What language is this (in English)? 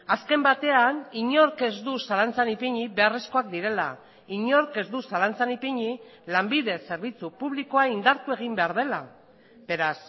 Basque